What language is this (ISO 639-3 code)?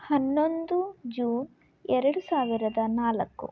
kan